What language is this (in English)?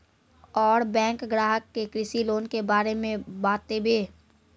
Maithili